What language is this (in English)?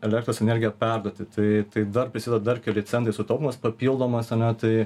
Lithuanian